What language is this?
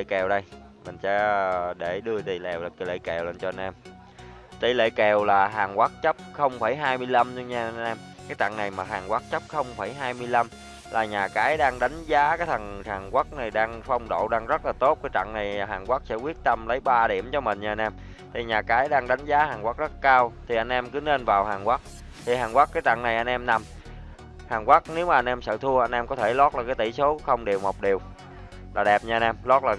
Vietnamese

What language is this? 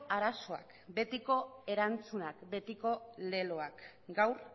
Basque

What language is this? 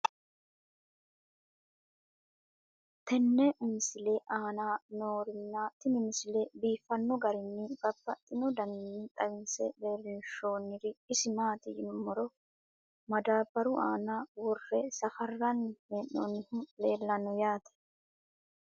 Sidamo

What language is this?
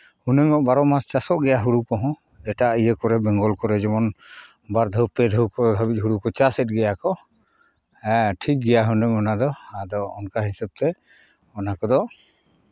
Santali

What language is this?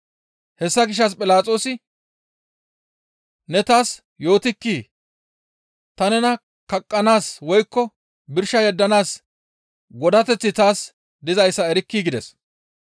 Gamo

